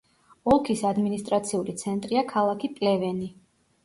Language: Georgian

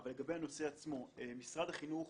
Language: Hebrew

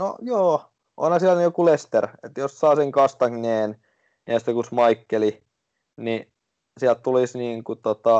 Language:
Finnish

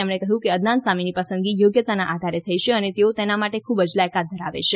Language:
Gujarati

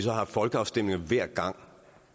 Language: Danish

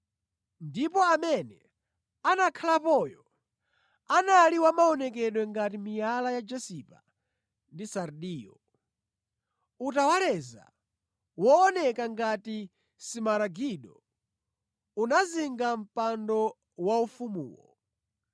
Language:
Nyanja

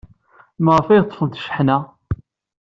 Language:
Kabyle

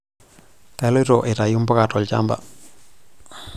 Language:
Masai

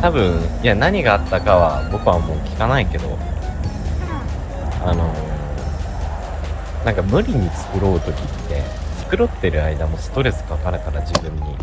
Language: Japanese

